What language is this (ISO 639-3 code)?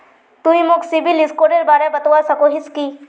mag